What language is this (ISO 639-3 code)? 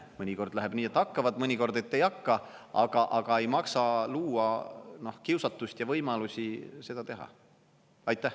est